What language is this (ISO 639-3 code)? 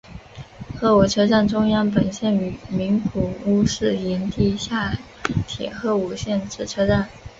zho